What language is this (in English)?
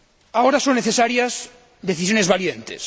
Spanish